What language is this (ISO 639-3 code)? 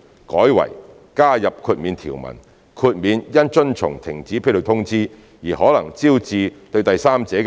yue